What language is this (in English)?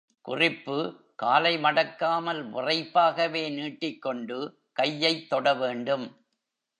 Tamil